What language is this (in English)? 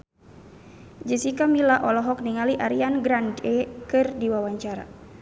Sundanese